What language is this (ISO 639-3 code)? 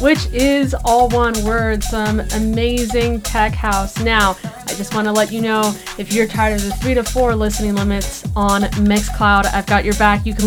eng